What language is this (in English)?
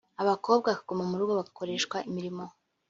Kinyarwanda